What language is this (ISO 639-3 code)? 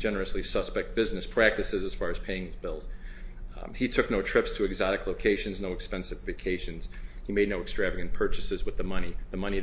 eng